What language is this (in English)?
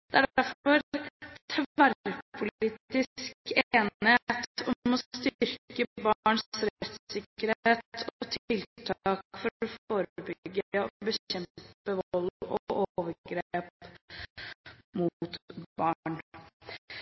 Norwegian Bokmål